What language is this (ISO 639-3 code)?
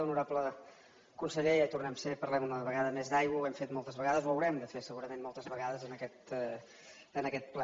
cat